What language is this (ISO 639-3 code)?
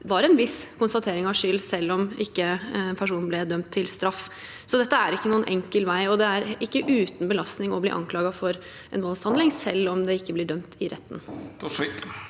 nor